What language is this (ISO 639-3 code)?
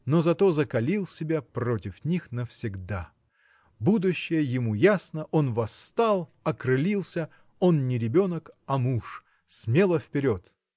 rus